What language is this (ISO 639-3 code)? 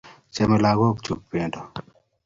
kln